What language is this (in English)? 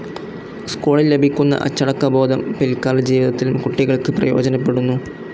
Malayalam